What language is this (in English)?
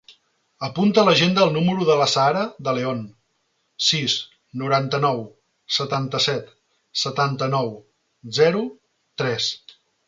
Catalan